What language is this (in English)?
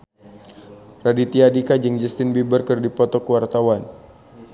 Sundanese